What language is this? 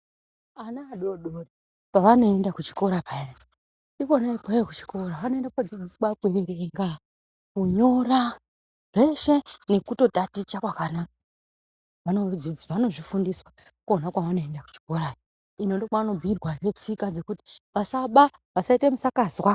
Ndau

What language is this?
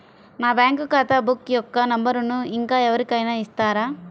Telugu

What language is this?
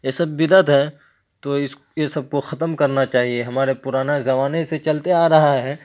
Urdu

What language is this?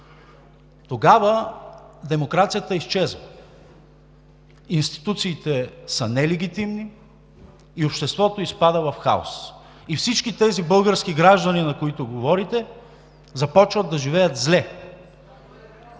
Bulgarian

